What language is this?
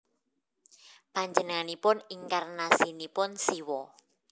Javanese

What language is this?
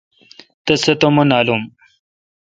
Kalkoti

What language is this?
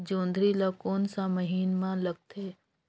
Chhattisgarhi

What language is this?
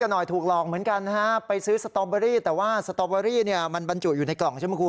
Thai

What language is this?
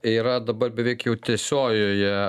Lithuanian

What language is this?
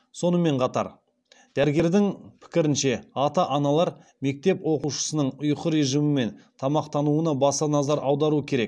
Kazakh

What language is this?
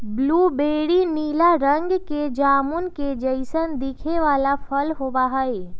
Magahi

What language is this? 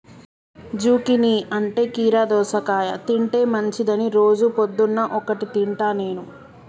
Telugu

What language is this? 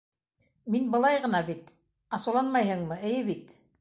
Bashkir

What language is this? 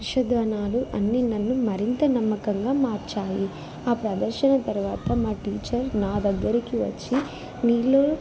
Telugu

